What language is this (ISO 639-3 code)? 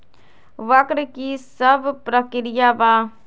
mag